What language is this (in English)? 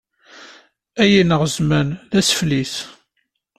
Kabyle